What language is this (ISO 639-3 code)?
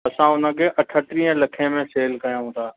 snd